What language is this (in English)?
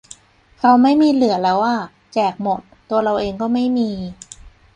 Thai